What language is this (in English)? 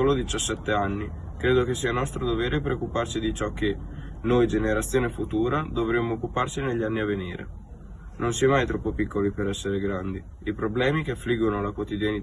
Italian